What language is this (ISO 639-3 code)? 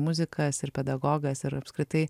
lit